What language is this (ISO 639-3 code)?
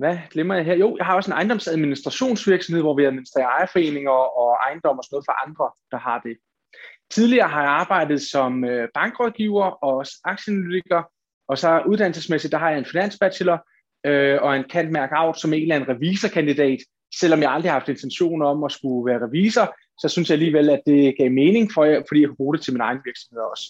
dan